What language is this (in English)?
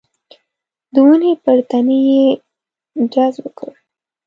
Pashto